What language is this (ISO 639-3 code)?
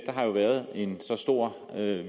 dan